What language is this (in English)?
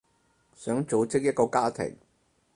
Cantonese